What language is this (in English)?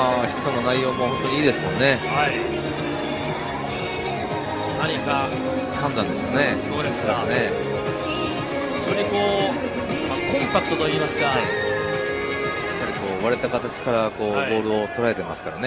Japanese